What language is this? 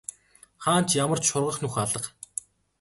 Mongolian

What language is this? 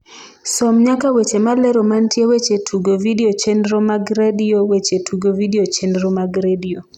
Luo (Kenya and Tanzania)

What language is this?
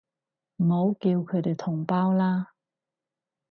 Cantonese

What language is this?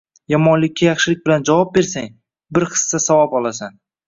Uzbek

